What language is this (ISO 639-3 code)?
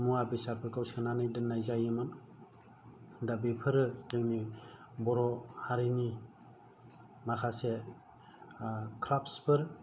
brx